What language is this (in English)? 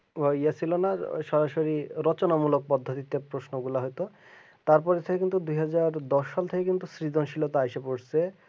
Bangla